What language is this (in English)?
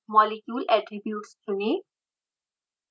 Hindi